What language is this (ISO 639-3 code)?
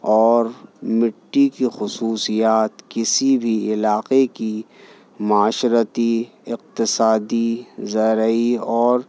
urd